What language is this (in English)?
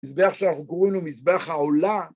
Hebrew